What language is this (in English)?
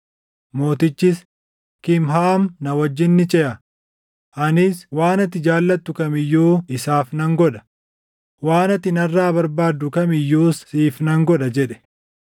Oromo